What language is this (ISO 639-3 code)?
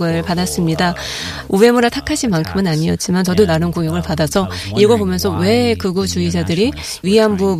kor